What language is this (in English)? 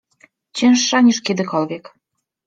Polish